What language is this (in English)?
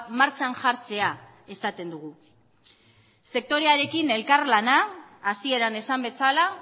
Basque